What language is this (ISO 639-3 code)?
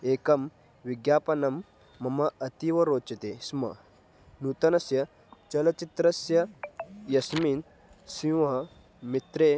san